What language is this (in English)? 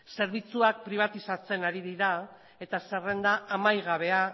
Basque